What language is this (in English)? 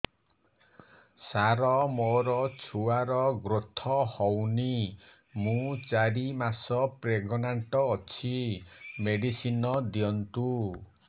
Odia